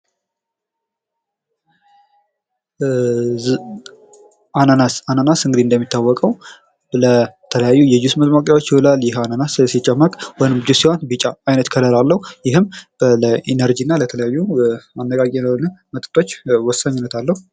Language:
Amharic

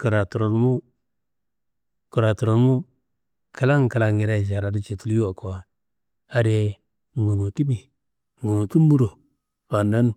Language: Kanembu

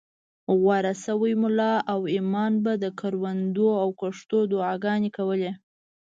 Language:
Pashto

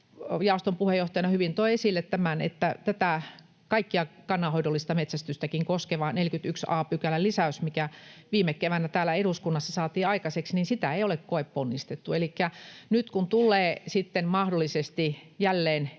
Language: Finnish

